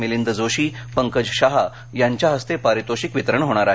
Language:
Marathi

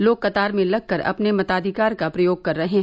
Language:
Hindi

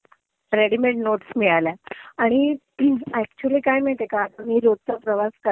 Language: Marathi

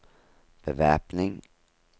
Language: Norwegian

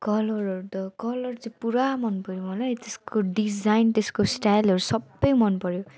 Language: Nepali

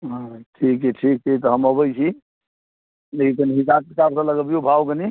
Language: Maithili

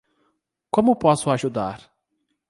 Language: Portuguese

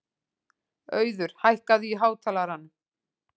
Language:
Icelandic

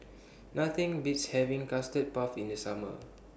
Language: English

